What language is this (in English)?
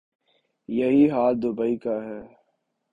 Urdu